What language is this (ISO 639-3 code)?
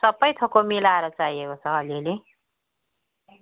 nep